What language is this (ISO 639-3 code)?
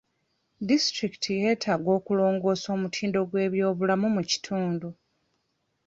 lug